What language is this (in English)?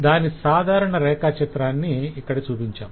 Telugu